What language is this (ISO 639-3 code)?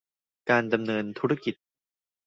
tha